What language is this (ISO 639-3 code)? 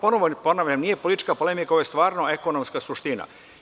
srp